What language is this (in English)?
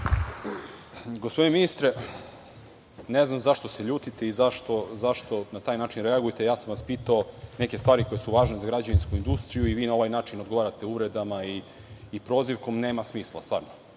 Serbian